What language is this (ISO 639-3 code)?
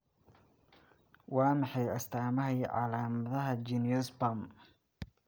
som